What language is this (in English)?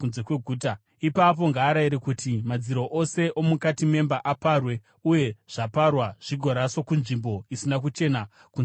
Shona